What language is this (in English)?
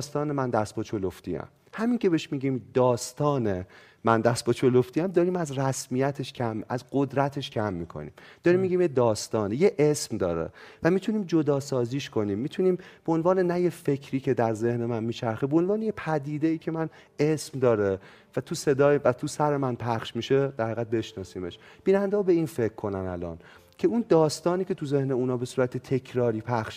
Persian